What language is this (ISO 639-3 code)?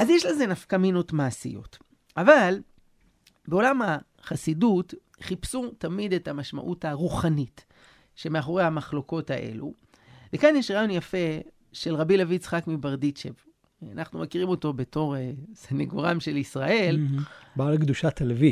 heb